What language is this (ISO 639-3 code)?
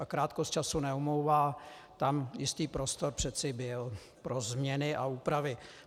ces